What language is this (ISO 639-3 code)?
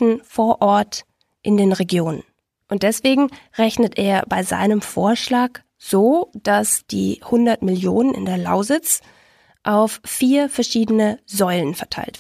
deu